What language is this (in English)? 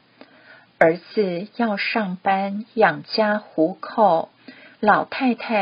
Chinese